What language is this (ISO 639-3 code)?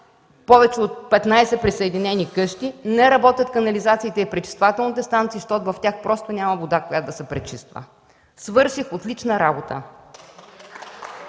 bul